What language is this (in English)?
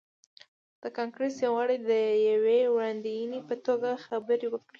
Pashto